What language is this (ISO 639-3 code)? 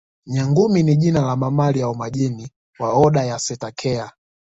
swa